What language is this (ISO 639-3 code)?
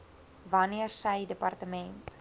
afr